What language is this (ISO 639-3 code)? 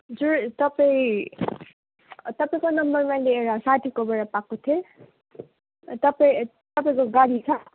nep